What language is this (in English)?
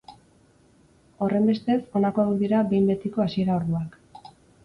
Basque